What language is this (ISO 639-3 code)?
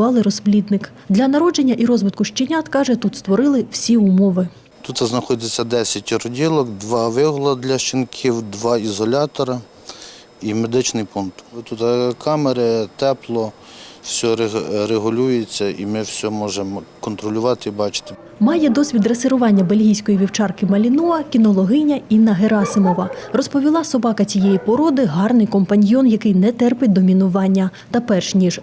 ukr